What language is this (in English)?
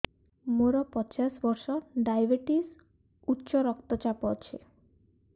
Odia